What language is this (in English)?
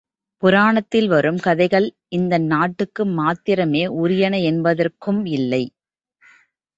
Tamil